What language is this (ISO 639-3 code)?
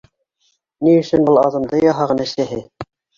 bak